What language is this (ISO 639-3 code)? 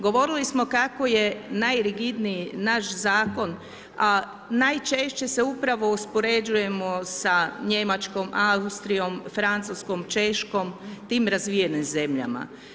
hrv